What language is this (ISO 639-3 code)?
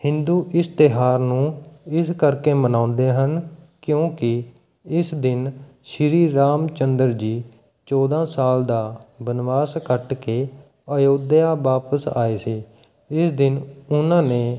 pan